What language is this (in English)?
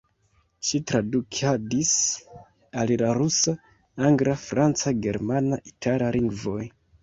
Esperanto